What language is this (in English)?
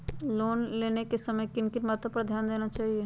Magahi